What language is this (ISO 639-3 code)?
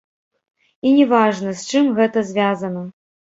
bel